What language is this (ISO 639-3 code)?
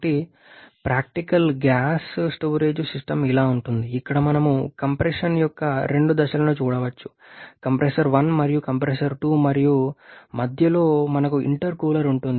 tel